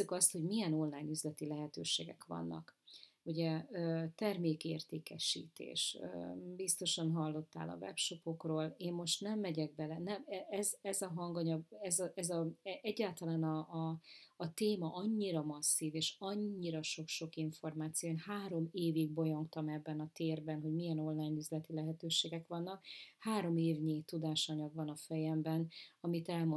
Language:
Hungarian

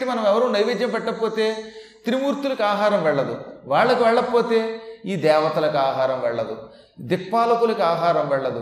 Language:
Telugu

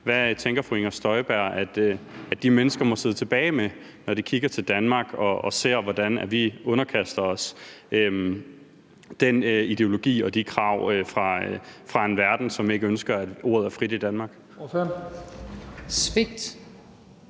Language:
Danish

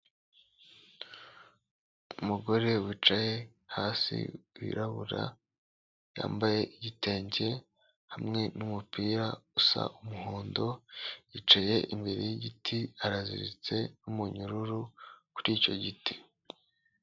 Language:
Kinyarwanda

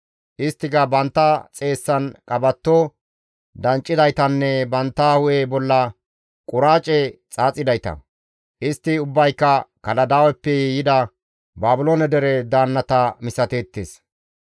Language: Gamo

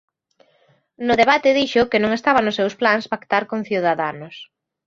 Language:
Galician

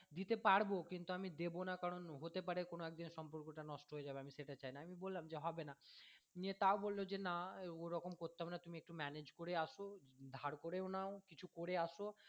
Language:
Bangla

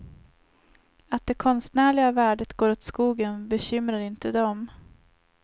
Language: Swedish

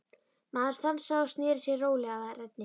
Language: Icelandic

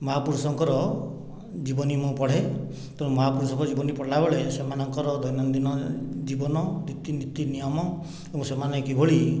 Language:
Odia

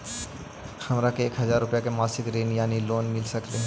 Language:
Magahi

